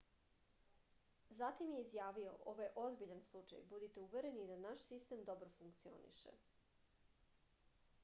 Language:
Serbian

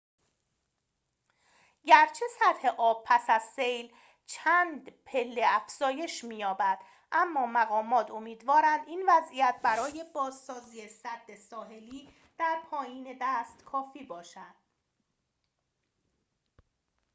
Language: Persian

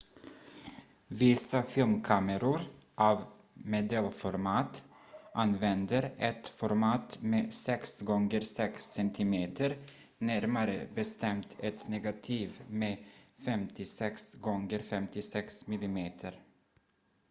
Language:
Swedish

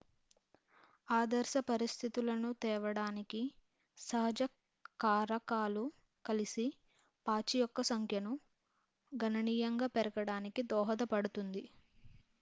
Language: Telugu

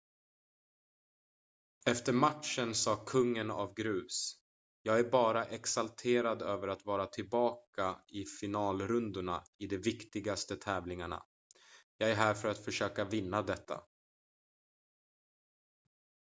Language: Swedish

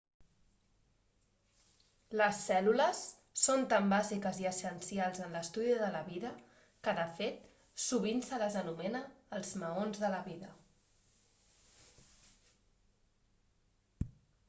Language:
Catalan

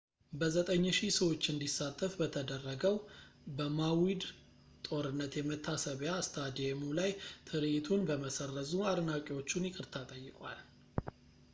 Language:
Amharic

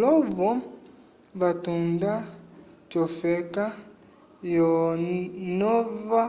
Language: Umbundu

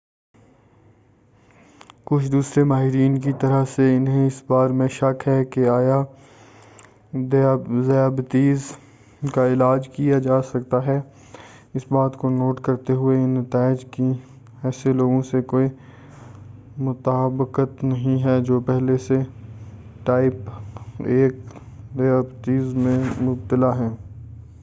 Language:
Urdu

